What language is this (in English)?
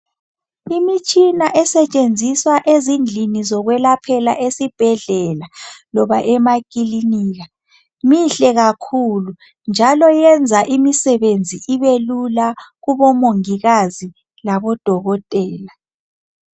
North Ndebele